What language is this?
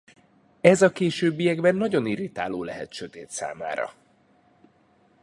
Hungarian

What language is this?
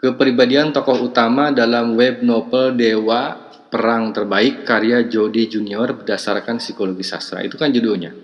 Indonesian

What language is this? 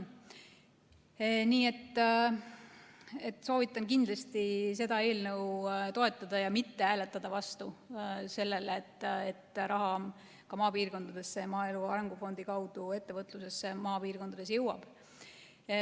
Estonian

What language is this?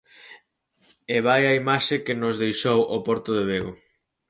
Galician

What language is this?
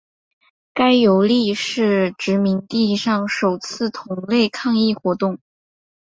Chinese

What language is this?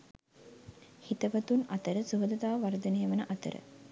Sinhala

